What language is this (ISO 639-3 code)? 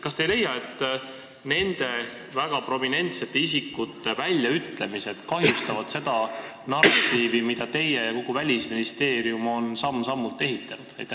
est